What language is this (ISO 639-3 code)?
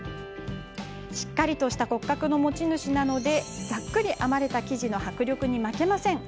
jpn